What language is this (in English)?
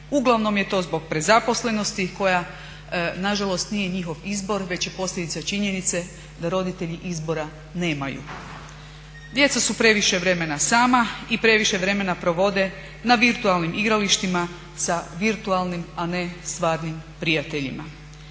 Croatian